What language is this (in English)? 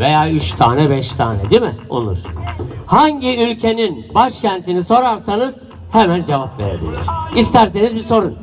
Turkish